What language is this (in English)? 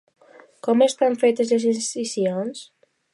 Catalan